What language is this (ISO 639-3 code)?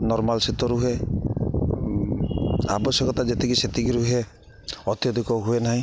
ori